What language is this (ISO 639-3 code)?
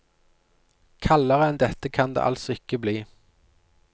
nor